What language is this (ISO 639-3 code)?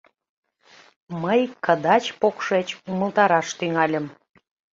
chm